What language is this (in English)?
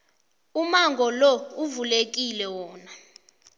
South Ndebele